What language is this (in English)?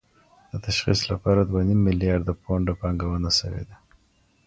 Pashto